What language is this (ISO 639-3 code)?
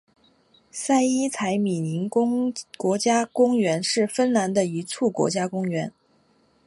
zho